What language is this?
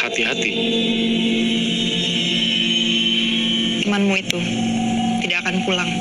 Indonesian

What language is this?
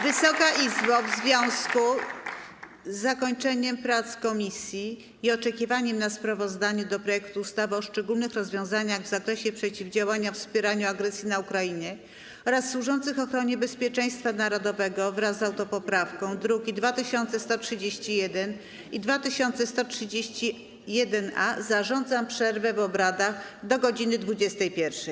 Polish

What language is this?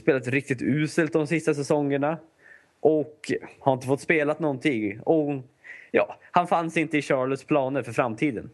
Swedish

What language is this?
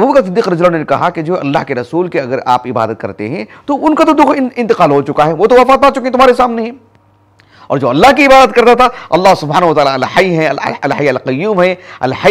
Hindi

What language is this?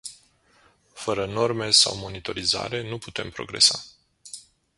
Romanian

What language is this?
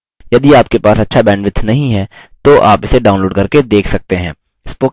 Hindi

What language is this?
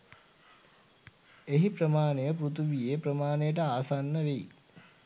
Sinhala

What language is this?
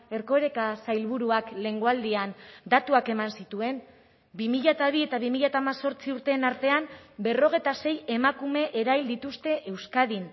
Basque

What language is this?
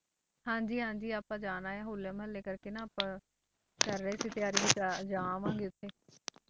Punjabi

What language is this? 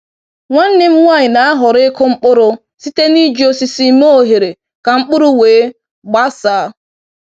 Igbo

